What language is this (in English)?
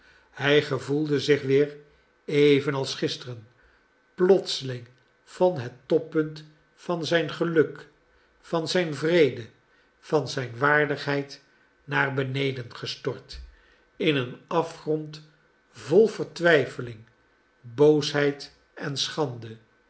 Dutch